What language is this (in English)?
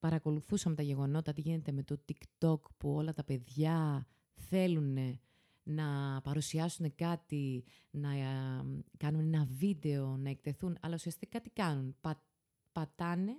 Greek